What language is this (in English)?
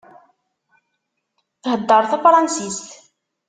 Kabyle